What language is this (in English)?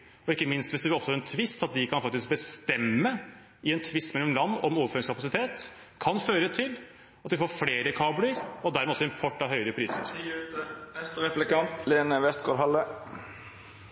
Norwegian Bokmål